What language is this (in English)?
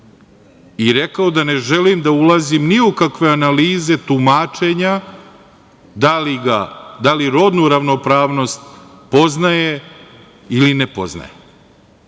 Serbian